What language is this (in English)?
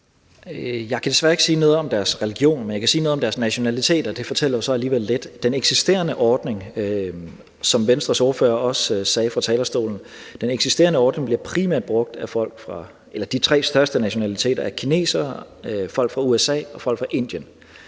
Danish